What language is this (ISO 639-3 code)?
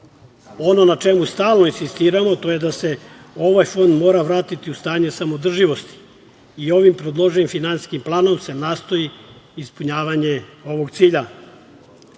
srp